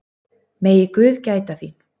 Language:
Icelandic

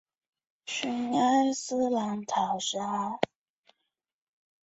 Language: Chinese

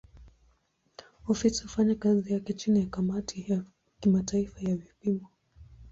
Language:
Swahili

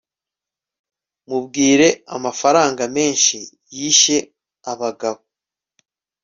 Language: Kinyarwanda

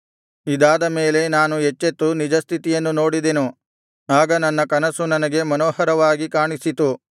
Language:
Kannada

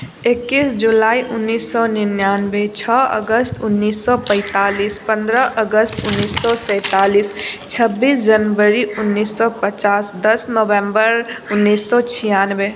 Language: Maithili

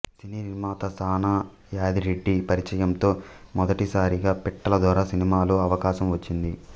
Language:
Telugu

